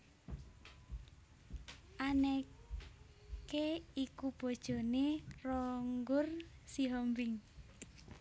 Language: Javanese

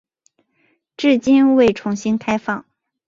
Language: Chinese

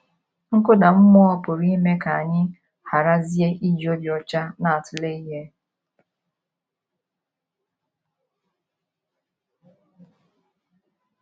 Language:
Igbo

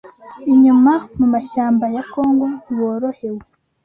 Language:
Kinyarwanda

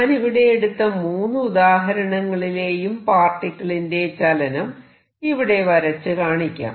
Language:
Malayalam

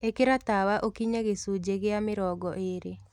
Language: Kikuyu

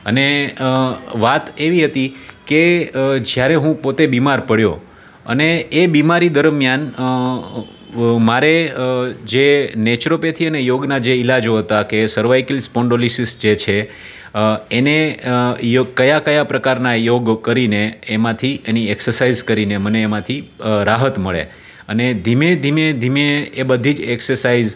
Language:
Gujarati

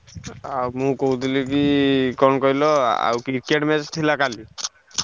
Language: Odia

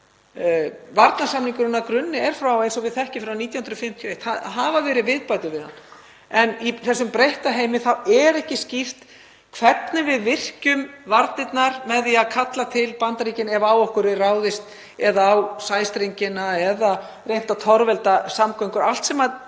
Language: Icelandic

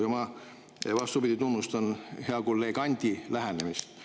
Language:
Estonian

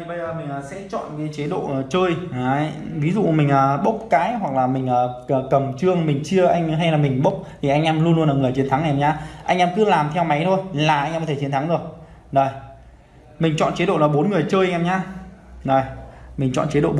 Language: Vietnamese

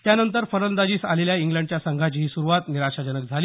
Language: Marathi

